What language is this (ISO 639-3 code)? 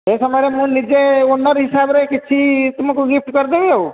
ori